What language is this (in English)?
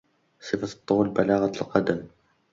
Arabic